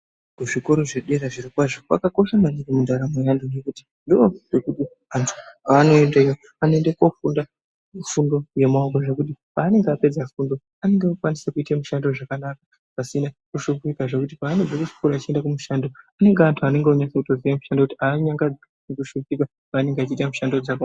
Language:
Ndau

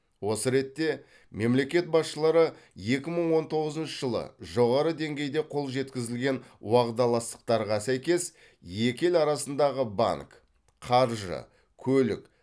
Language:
Kazakh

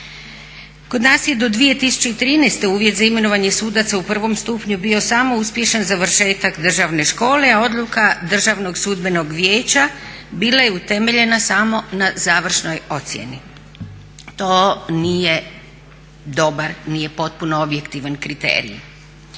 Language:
Croatian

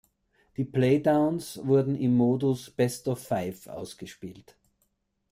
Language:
German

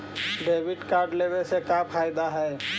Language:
Magahi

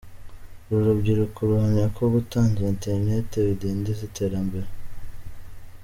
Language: Kinyarwanda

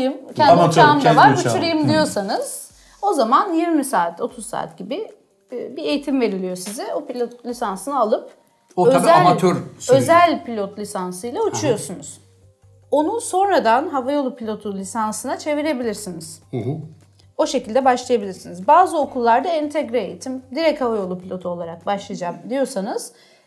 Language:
Turkish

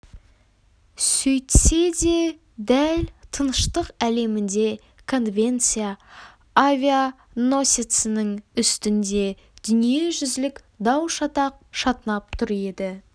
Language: Kazakh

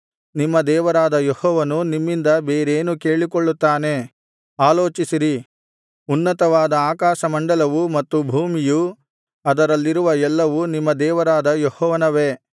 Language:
Kannada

